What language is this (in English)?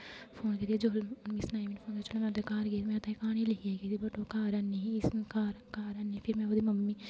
Dogri